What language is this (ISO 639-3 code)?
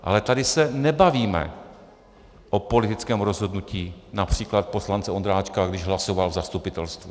ces